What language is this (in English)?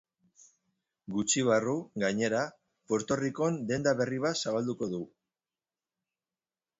Basque